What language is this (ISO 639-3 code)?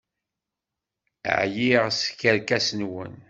kab